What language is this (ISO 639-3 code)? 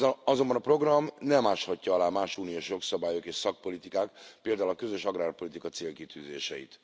hun